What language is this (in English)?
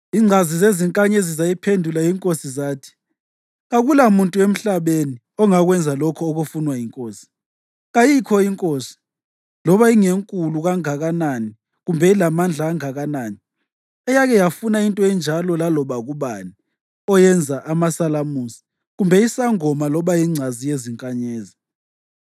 North Ndebele